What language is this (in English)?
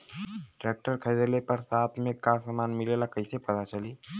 Bhojpuri